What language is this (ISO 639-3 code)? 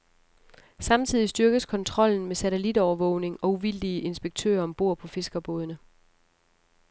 dan